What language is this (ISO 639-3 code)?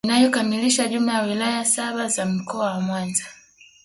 swa